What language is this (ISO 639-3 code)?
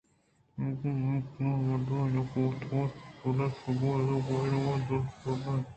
bgp